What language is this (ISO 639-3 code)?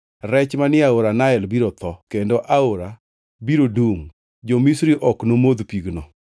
luo